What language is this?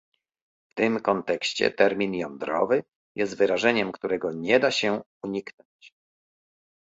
Polish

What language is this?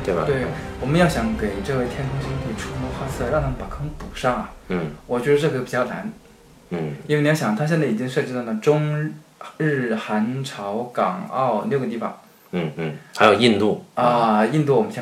Chinese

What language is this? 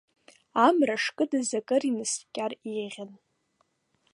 Abkhazian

